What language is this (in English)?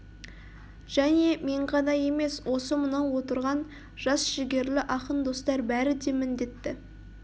Kazakh